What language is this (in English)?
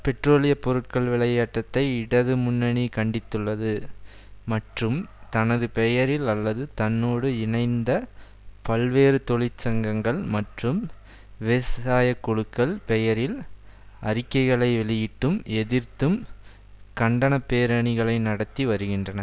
Tamil